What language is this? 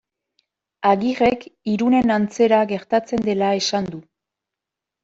Basque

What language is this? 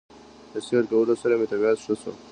Pashto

